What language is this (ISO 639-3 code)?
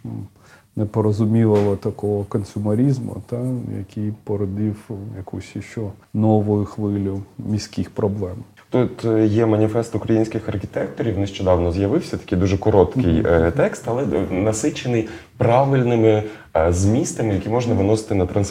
ukr